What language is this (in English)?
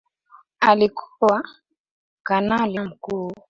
Swahili